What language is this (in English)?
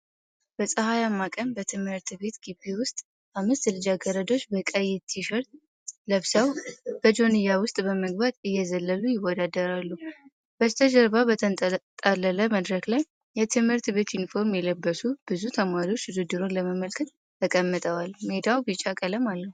Amharic